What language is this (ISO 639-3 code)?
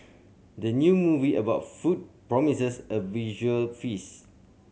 eng